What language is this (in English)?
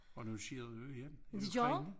Danish